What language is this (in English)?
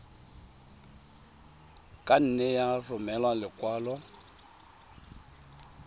Tswana